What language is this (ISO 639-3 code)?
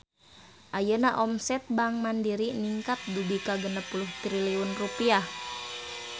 sun